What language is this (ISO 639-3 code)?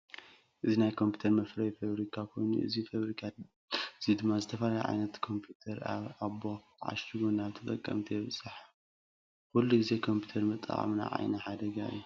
tir